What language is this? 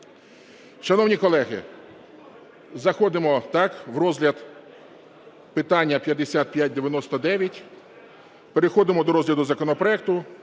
Ukrainian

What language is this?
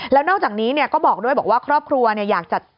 Thai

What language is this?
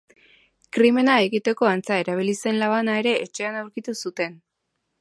Basque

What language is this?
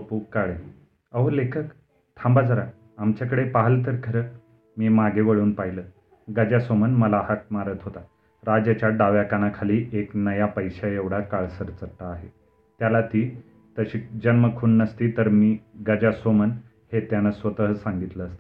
Marathi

